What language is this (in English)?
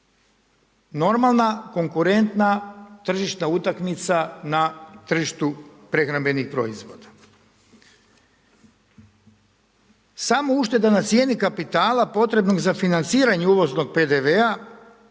Croatian